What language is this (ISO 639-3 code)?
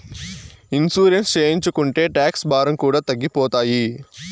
tel